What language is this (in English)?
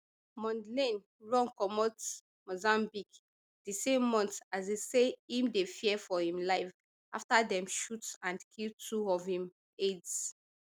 Nigerian Pidgin